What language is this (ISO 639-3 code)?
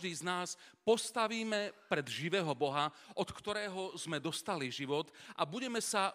slk